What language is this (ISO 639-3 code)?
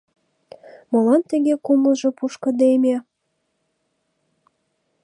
chm